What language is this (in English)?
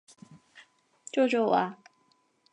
Chinese